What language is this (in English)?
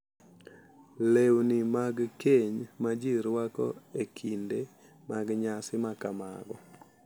Luo (Kenya and Tanzania)